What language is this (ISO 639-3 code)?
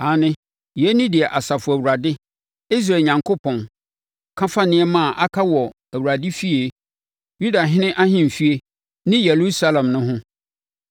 aka